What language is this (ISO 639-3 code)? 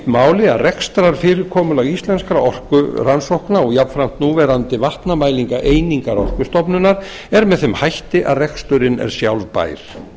isl